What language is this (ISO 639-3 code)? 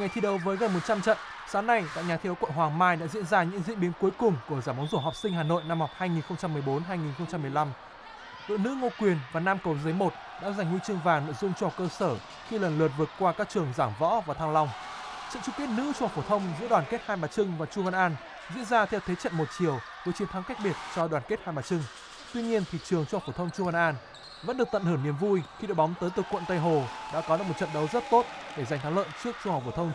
vie